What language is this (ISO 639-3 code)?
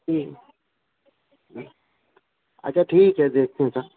urd